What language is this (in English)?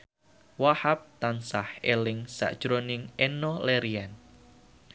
Javanese